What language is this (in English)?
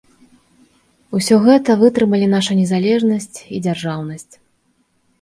Belarusian